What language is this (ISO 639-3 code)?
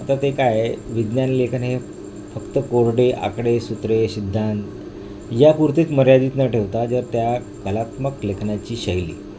mar